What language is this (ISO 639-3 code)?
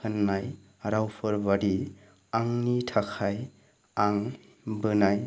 brx